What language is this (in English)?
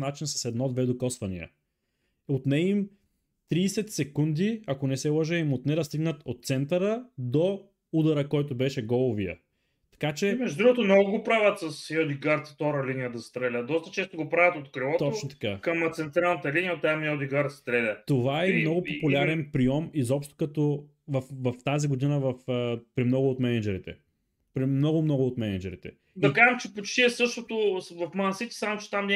Bulgarian